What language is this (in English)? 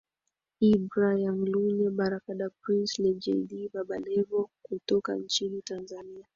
Swahili